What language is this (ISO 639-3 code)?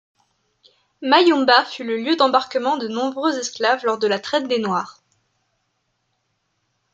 fra